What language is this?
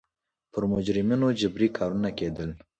Pashto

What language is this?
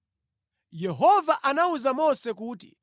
Nyanja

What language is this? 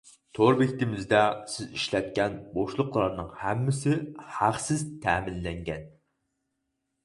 Uyghur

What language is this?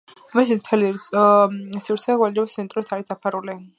Georgian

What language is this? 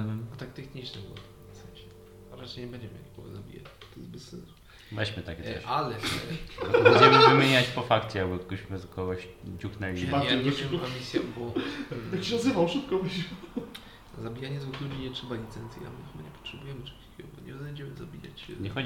Polish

